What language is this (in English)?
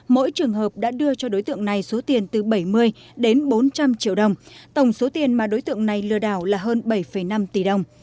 Vietnamese